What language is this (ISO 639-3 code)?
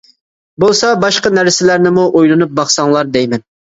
uig